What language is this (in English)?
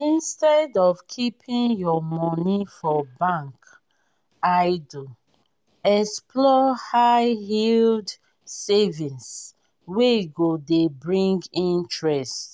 Nigerian Pidgin